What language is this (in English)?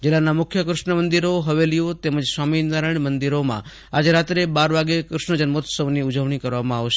Gujarati